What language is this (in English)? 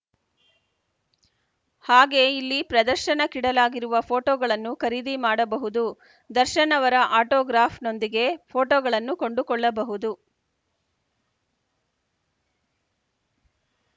Kannada